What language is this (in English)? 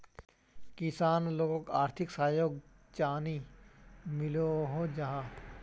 Magahi